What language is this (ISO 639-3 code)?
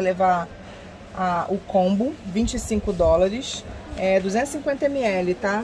por